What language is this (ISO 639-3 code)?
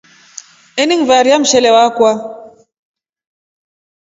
rof